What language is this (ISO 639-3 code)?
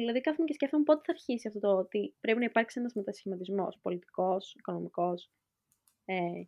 ell